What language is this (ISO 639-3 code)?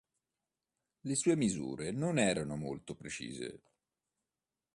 ita